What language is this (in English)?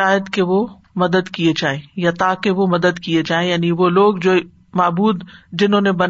Urdu